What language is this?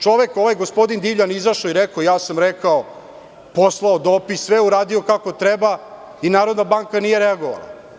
Serbian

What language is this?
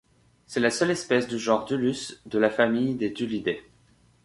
French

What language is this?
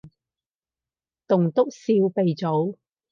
Cantonese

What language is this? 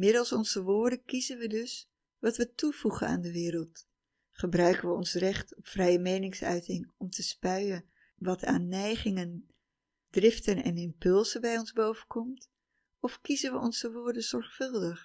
Dutch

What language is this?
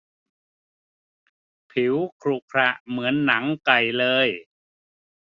Thai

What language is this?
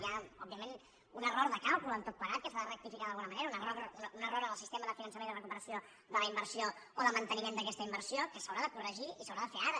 Catalan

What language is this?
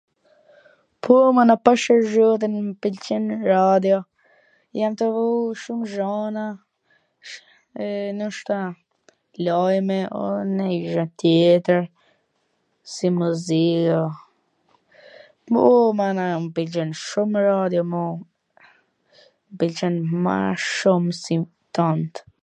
Gheg Albanian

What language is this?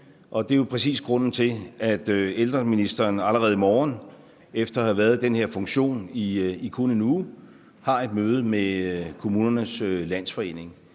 Danish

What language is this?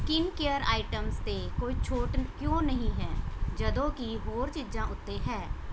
Punjabi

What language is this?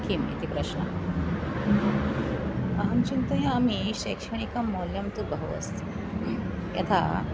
Sanskrit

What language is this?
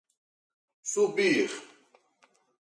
Portuguese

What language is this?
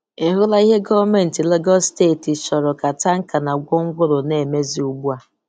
Igbo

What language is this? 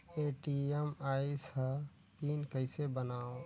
Chhattisgarhi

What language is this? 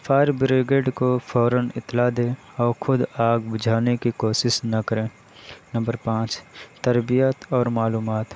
Urdu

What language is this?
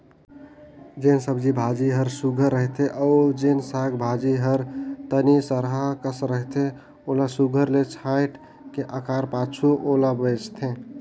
Chhattisgarhi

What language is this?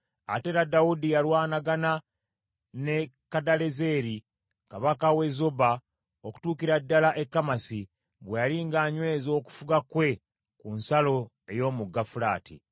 Ganda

